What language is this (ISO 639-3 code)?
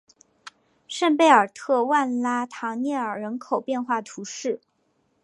zho